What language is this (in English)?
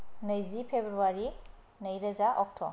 Bodo